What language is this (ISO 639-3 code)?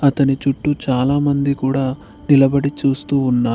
tel